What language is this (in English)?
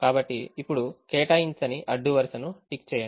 Telugu